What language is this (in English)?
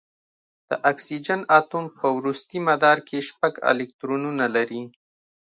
Pashto